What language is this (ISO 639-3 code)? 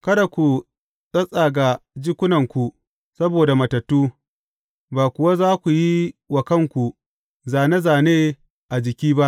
hau